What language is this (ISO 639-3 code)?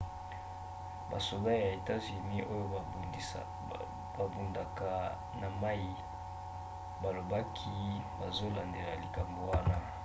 lin